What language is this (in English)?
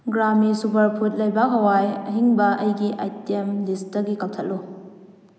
Manipuri